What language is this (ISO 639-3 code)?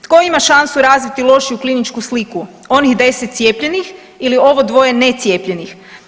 hrv